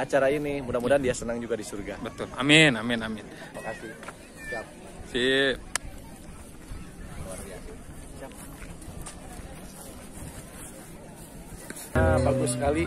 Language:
Indonesian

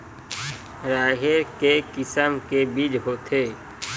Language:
Chhattisgarhi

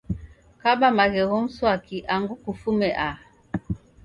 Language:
Taita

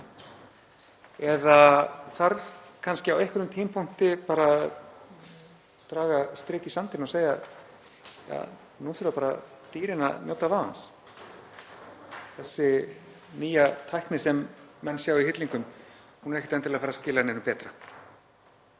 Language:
Icelandic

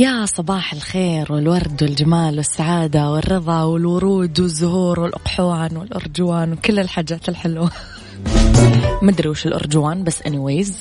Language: Arabic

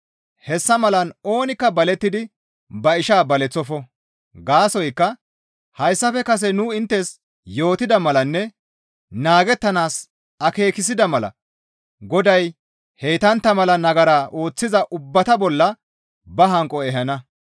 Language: Gamo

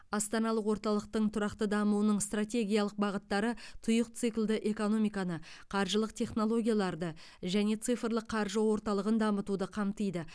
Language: Kazakh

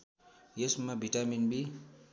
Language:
Nepali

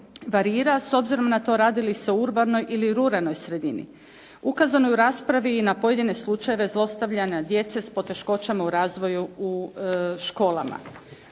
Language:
Croatian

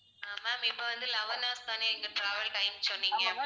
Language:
Tamil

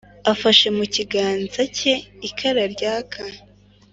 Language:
Kinyarwanda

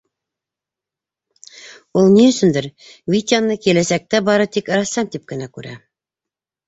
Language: Bashkir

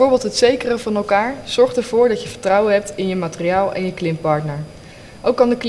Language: Dutch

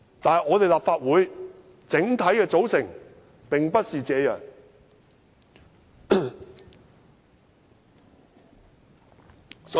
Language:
Cantonese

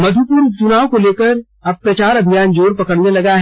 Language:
Hindi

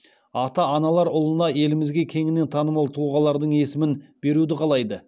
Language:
Kazakh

